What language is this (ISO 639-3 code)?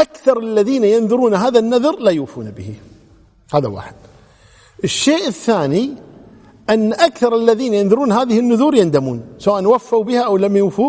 ara